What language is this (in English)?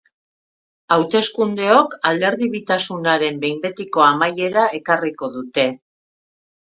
Basque